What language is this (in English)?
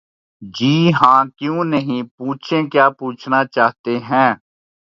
Urdu